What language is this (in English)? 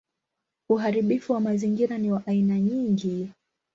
Swahili